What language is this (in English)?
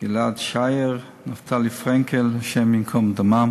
Hebrew